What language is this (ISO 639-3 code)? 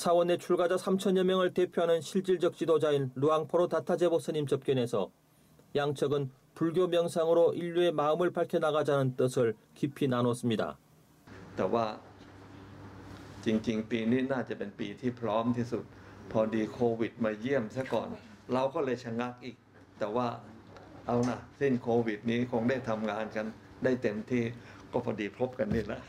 kor